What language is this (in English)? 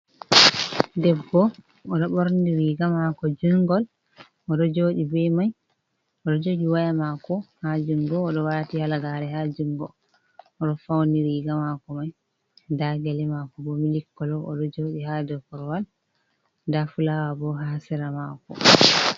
Fula